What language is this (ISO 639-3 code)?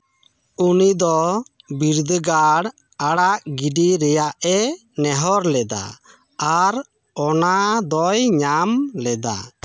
sat